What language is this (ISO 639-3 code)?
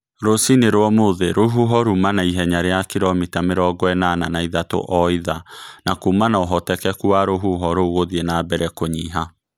kik